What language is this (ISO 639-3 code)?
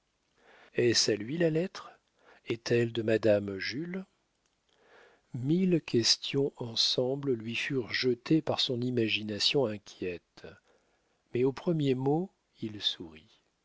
fra